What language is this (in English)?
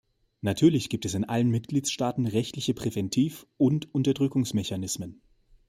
German